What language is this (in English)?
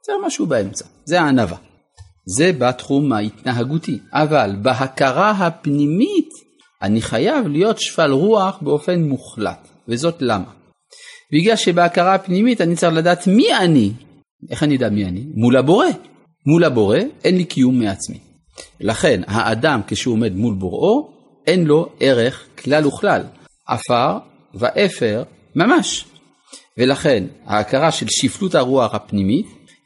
Hebrew